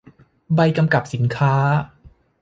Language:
Thai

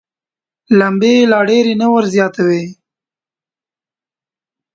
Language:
Pashto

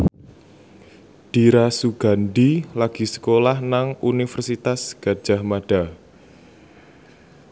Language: Javanese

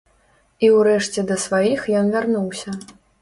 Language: Belarusian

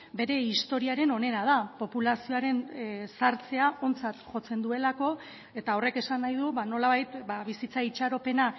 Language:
Basque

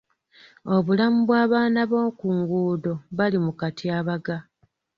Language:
Ganda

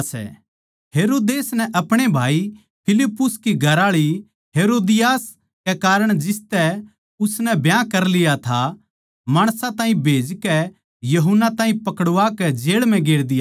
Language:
Haryanvi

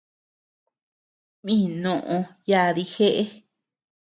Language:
Tepeuxila Cuicatec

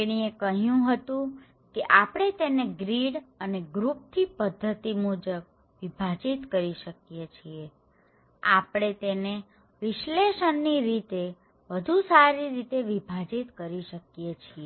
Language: Gujarati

